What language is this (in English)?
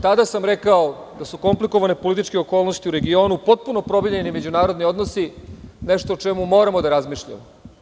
Serbian